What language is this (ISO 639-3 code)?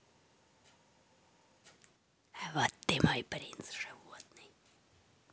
rus